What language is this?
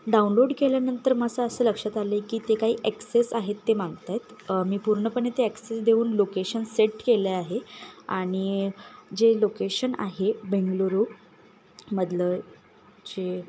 Marathi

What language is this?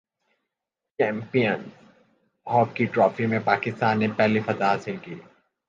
Urdu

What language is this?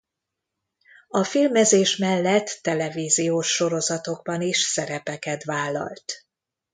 Hungarian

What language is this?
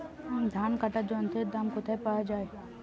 Bangla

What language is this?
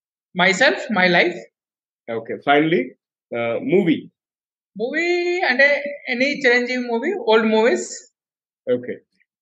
Telugu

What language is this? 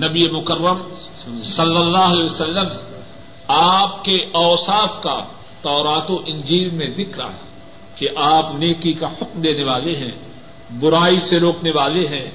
Urdu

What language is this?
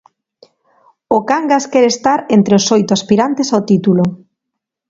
Galician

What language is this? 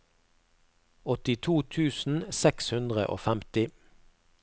Norwegian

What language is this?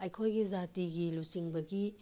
Manipuri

